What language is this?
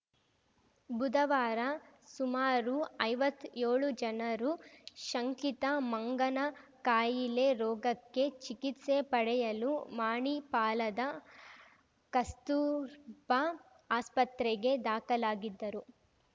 Kannada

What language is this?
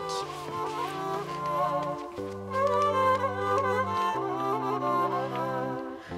Turkish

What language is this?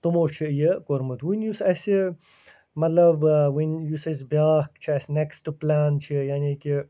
Kashmiri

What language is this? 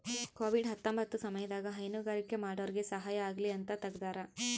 Kannada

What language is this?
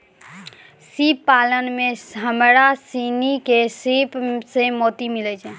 Maithili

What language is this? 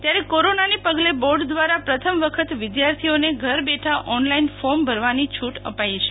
Gujarati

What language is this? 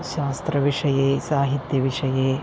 Sanskrit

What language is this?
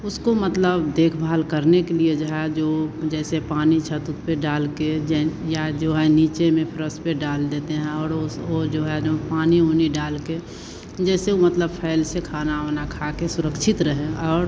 Hindi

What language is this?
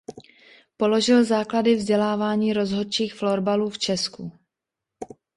Czech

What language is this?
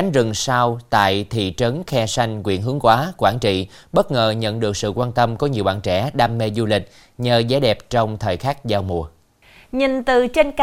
Vietnamese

